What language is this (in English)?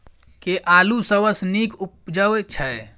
Maithili